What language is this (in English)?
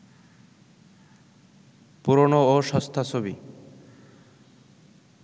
Bangla